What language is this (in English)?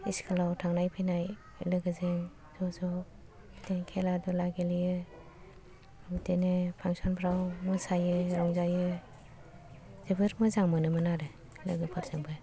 Bodo